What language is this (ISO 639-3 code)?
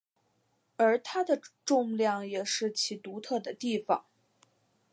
zho